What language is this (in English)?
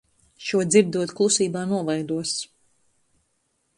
Latvian